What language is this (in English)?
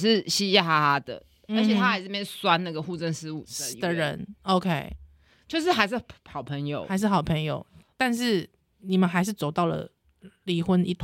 Chinese